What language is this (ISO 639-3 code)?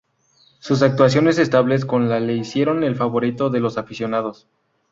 spa